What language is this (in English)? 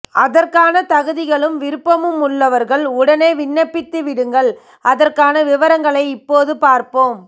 Tamil